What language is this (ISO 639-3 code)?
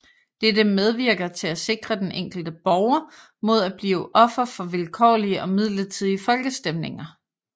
dan